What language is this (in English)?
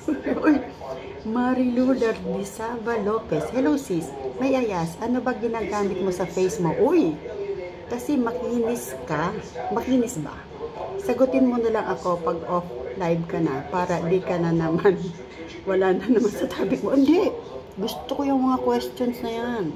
Filipino